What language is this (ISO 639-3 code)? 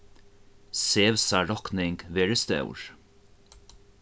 fao